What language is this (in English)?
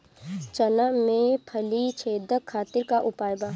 Bhojpuri